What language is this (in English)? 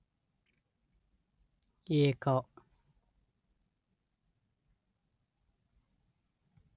Kannada